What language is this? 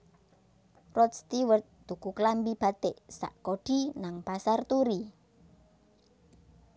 Javanese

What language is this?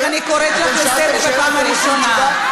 Hebrew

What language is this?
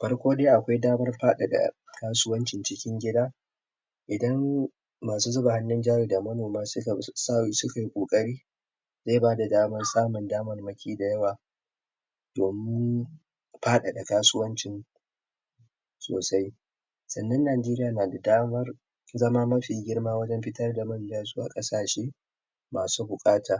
Hausa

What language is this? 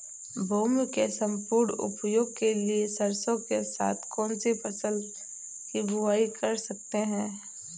Hindi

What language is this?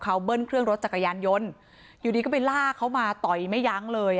Thai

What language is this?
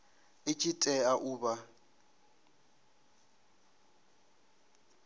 Venda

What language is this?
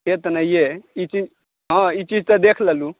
Maithili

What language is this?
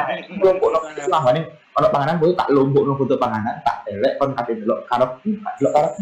Indonesian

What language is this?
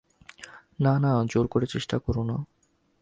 Bangla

